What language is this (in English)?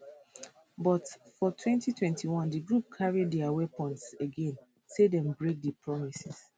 Nigerian Pidgin